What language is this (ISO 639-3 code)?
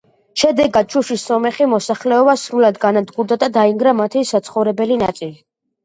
kat